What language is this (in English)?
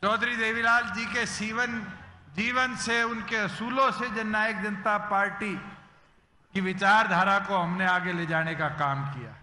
Hindi